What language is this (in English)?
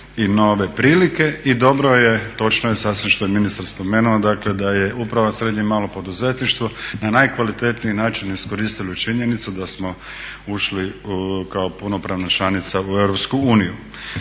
Croatian